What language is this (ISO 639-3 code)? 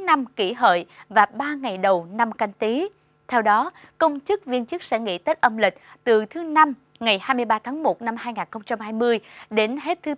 vie